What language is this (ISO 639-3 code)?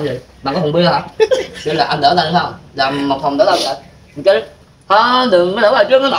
vie